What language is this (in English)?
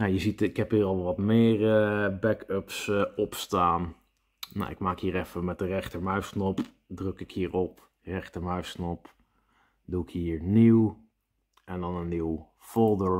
Dutch